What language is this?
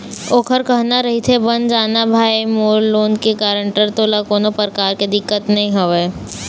Chhattisgarhi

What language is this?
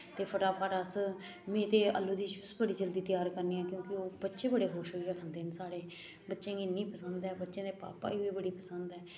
Dogri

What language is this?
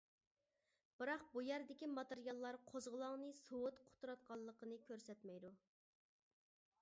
Uyghur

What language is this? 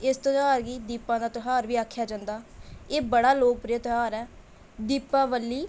Dogri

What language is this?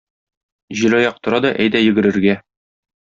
Tatar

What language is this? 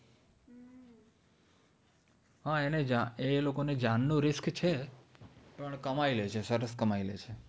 Gujarati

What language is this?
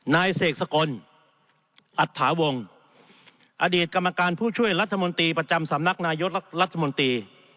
Thai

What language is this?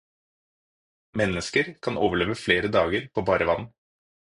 Norwegian Bokmål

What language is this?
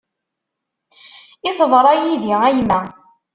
Kabyle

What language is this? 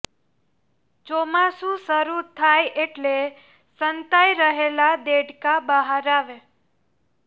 Gujarati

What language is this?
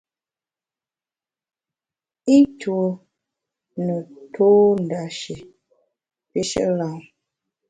Bamun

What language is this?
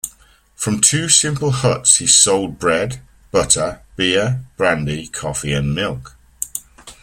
English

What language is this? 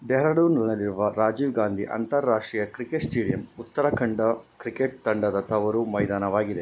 Kannada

